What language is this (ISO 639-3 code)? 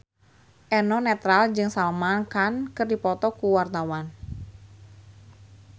sun